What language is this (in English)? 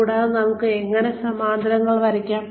Malayalam